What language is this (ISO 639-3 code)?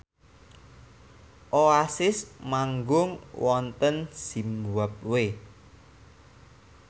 jav